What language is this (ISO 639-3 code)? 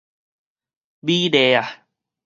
nan